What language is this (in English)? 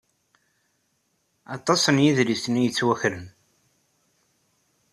Kabyle